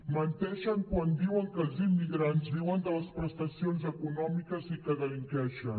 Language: Catalan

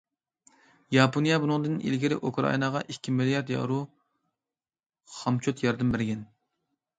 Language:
Uyghur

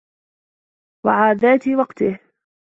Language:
Arabic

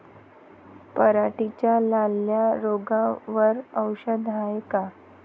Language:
Marathi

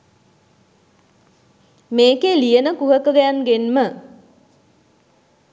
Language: Sinhala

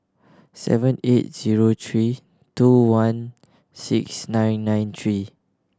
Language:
English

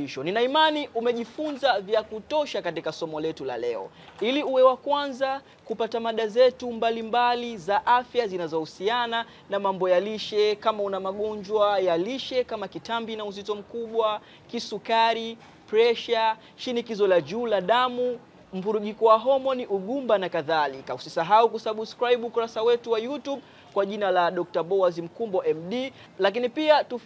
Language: Swahili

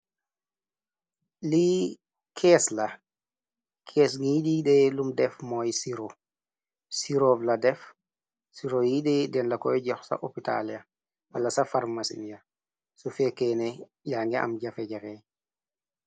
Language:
Wolof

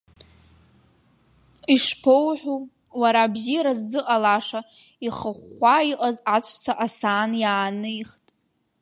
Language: Abkhazian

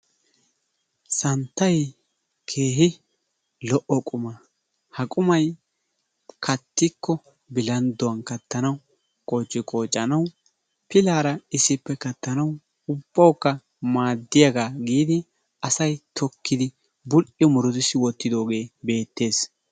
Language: Wolaytta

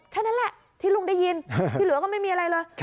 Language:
Thai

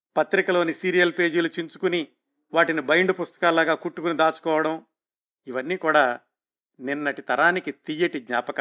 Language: Telugu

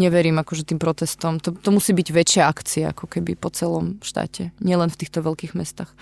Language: Slovak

